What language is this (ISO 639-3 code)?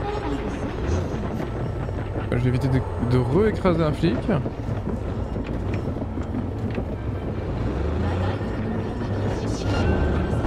fra